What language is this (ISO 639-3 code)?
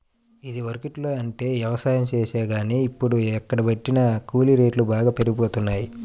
tel